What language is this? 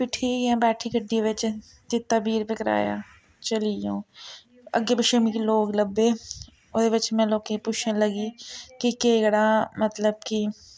Dogri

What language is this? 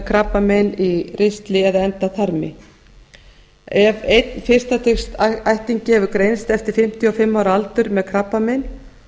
Icelandic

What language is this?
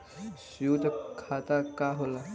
Bhojpuri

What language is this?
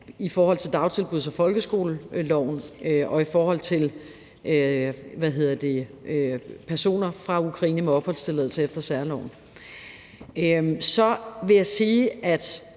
Danish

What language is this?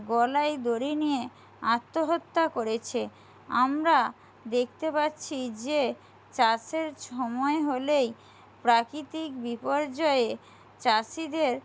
Bangla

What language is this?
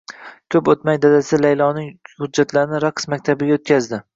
Uzbek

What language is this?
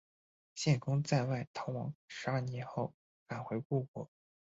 Chinese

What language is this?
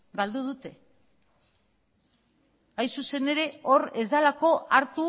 Basque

